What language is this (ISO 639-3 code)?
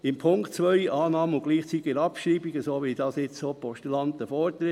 gsw